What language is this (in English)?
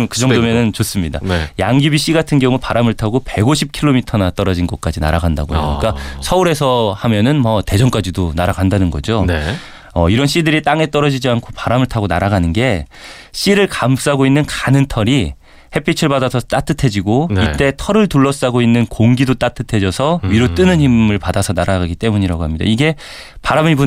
Korean